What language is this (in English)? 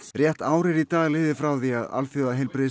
Icelandic